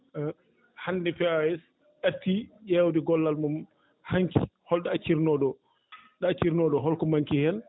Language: Fula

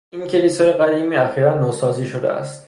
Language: Persian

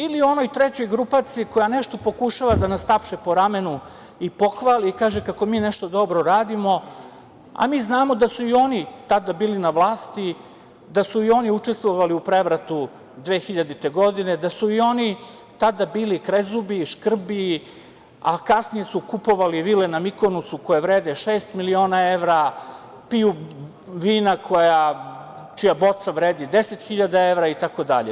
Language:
Serbian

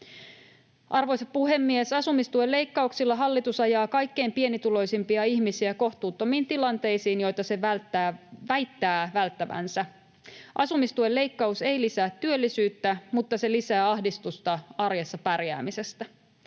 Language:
Finnish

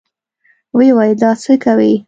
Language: Pashto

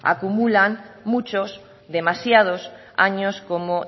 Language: Spanish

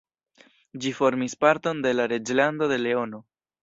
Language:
Esperanto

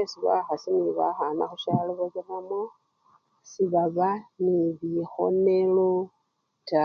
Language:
Luyia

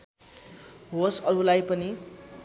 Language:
Nepali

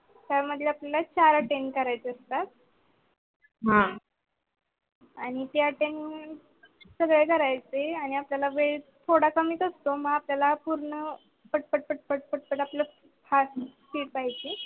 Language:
Marathi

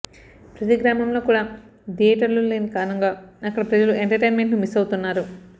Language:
Telugu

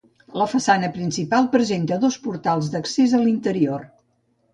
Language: Catalan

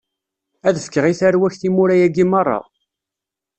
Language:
Kabyle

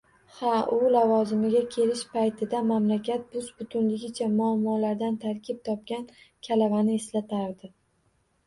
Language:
Uzbek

